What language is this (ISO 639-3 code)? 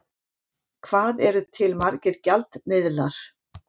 isl